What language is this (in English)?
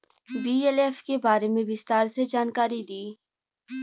Bhojpuri